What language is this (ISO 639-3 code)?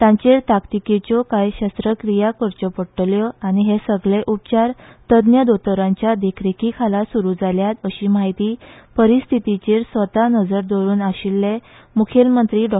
kok